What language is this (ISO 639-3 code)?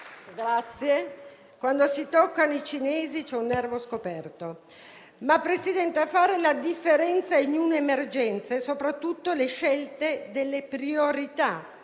ita